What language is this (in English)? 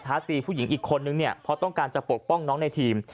Thai